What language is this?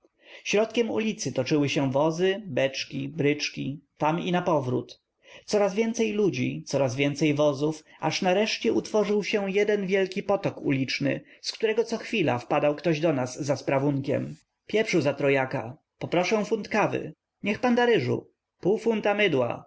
Polish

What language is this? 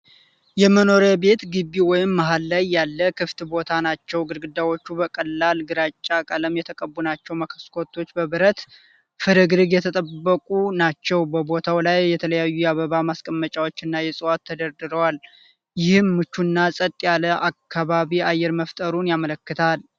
Amharic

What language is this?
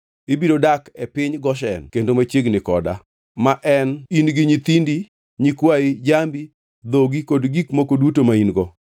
Luo (Kenya and Tanzania)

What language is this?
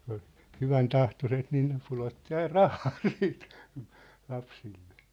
Finnish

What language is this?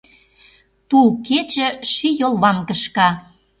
Mari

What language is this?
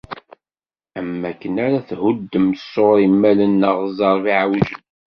Kabyle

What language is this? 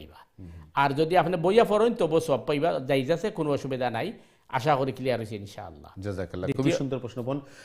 Arabic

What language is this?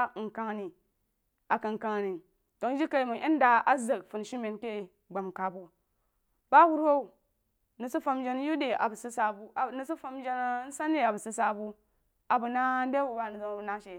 Jiba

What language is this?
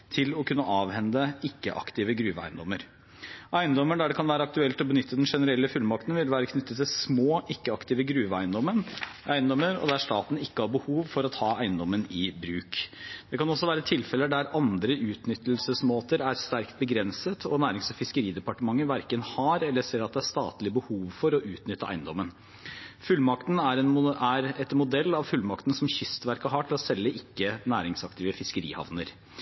Norwegian Bokmål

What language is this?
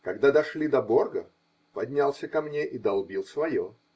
Russian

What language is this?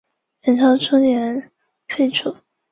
Chinese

